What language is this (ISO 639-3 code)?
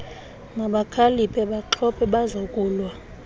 xho